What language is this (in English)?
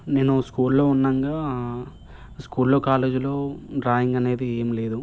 Telugu